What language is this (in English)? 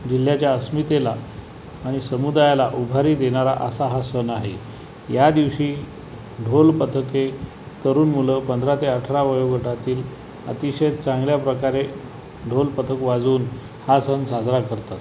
Marathi